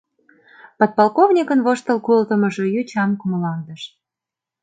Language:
Mari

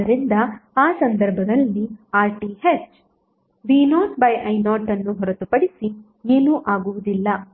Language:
Kannada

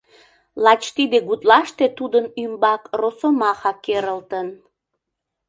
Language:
Mari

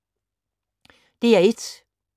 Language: Danish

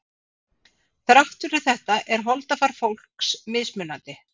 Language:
Icelandic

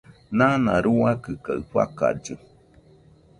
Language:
Nüpode Huitoto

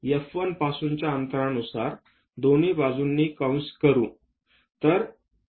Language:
Marathi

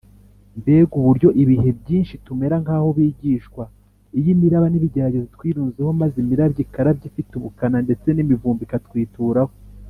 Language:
Kinyarwanda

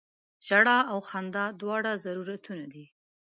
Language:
Pashto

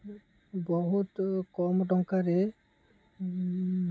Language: Odia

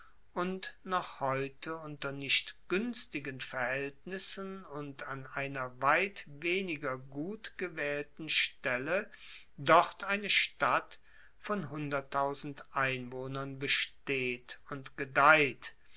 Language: German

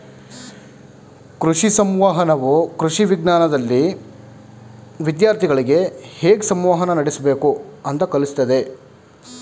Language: Kannada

